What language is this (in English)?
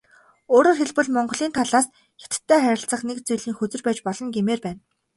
Mongolian